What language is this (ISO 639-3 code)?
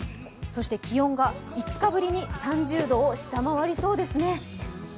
jpn